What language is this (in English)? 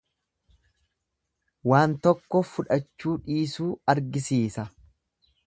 Oromo